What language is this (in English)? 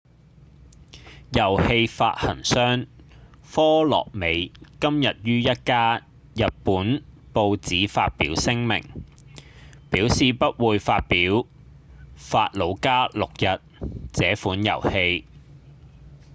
Cantonese